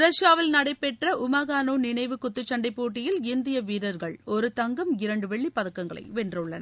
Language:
Tamil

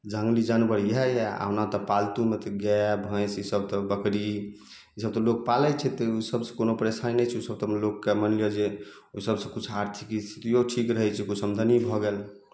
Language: Maithili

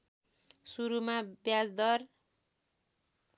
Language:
Nepali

